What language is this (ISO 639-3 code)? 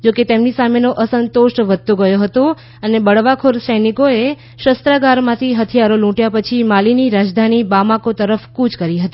guj